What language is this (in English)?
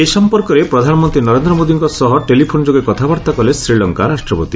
Odia